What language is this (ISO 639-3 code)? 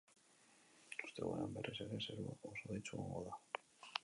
eus